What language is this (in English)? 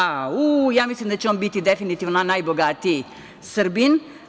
Serbian